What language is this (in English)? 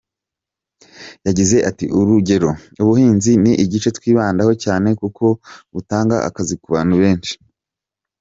Kinyarwanda